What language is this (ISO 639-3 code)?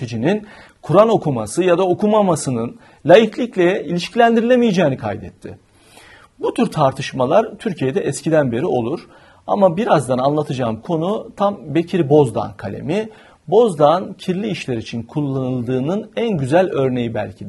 tur